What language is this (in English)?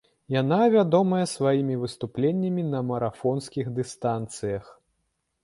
Belarusian